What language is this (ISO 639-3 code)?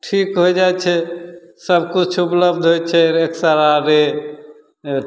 mai